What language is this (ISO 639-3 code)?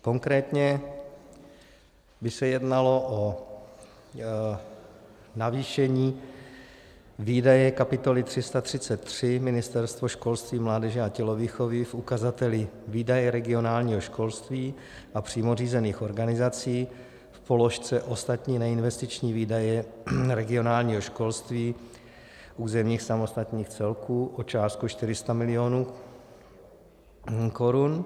ces